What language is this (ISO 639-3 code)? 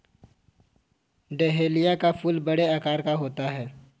hin